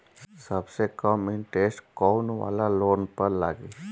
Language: Bhojpuri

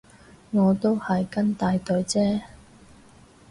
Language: Cantonese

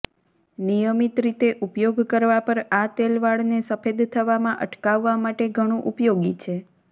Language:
Gujarati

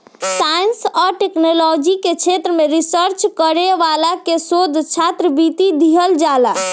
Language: Bhojpuri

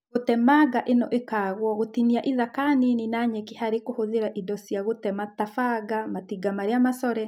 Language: Kikuyu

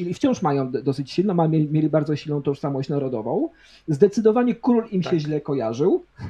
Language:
Polish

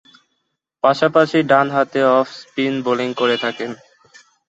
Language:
Bangla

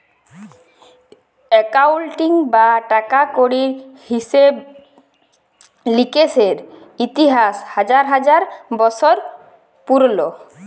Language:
Bangla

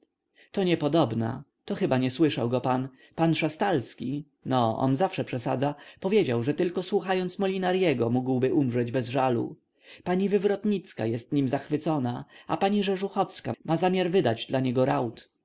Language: Polish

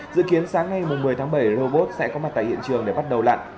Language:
Vietnamese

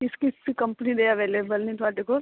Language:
Punjabi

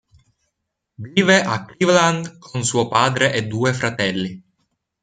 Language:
Italian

